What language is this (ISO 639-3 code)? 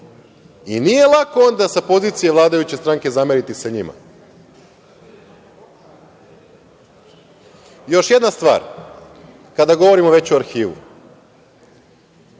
srp